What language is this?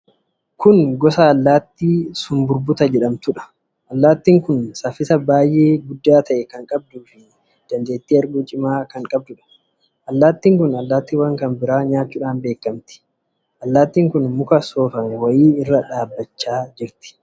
Oromo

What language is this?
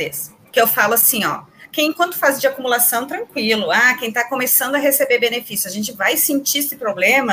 Portuguese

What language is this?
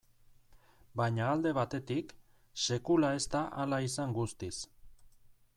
Basque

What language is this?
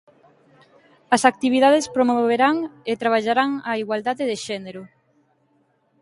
Galician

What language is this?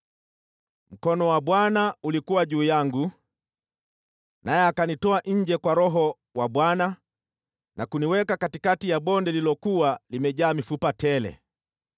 Swahili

